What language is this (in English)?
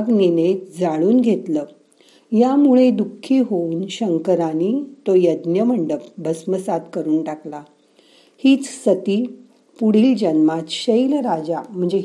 Marathi